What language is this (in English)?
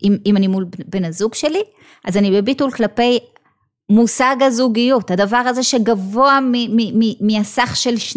Hebrew